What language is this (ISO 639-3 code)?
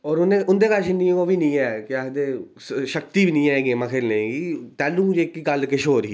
doi